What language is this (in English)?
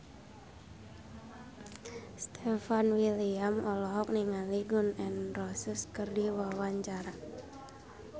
Sundanese